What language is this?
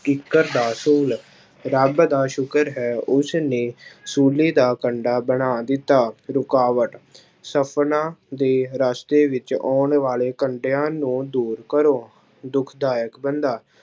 Punjabi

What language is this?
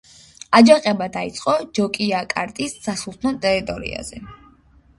Georgian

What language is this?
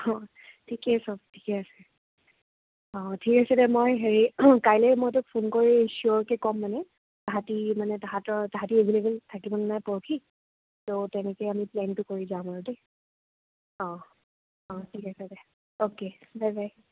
Assamese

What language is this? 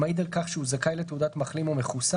Hebrew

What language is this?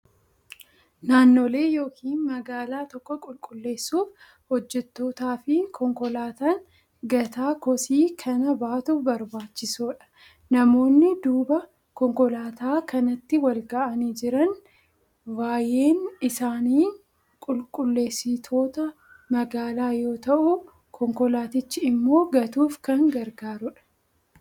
Oromo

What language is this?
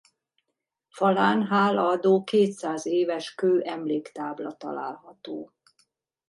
Hungarian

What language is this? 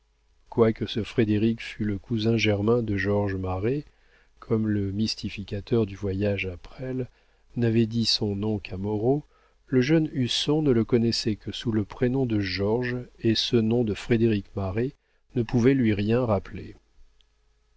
French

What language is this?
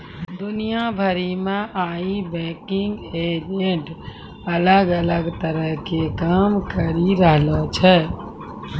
Maithili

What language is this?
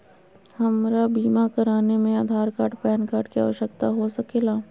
Magahi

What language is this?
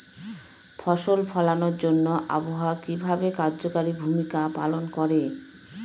Bangla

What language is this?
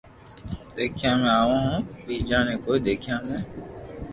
Loarki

